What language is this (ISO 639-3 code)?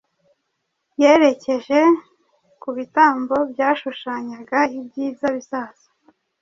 kin